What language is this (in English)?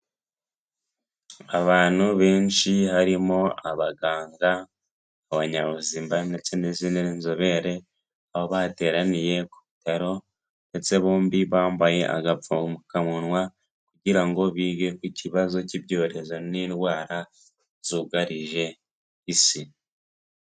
Kinyarwanda